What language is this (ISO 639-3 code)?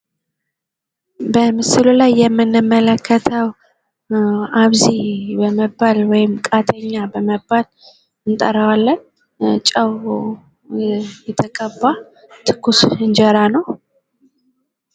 amh